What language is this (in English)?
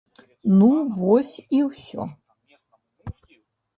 Belarusian